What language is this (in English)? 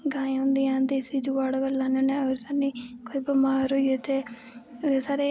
Dogri